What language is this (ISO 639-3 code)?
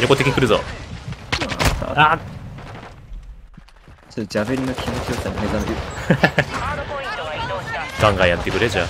jpn